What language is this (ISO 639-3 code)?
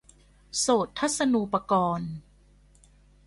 tha